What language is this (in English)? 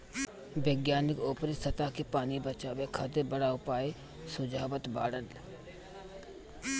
Bhojpuri